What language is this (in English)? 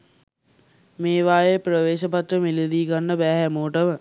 Sinhala